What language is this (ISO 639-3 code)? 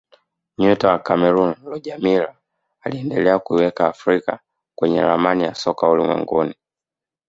swa